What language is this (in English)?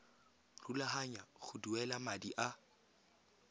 Tswana